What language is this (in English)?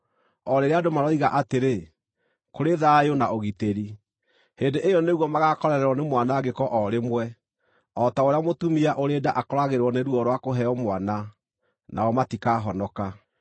Kikuyu